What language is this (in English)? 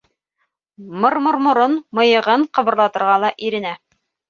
Bashkir